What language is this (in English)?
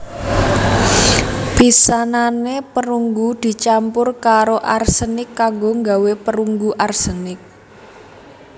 Javanese